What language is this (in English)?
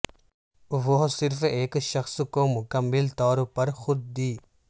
Urdu